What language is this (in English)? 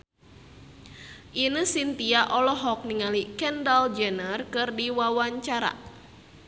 Sundanese